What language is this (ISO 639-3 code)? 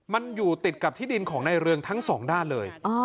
tha